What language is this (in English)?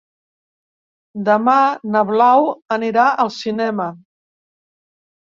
Catalan